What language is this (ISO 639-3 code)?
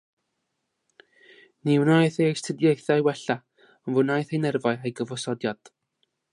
cym